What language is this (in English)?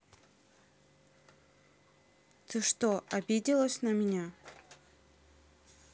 Russian